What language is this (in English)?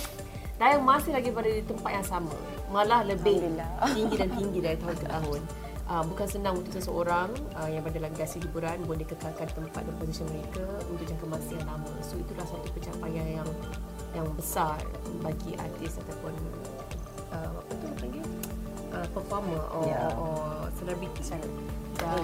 Malay